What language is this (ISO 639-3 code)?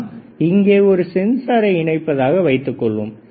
tam